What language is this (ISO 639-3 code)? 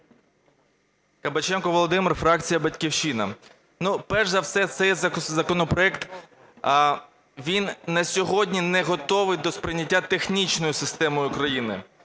ukr